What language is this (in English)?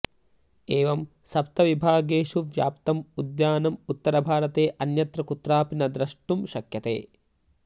Sanskrit